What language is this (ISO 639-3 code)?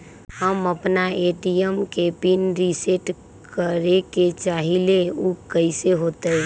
mag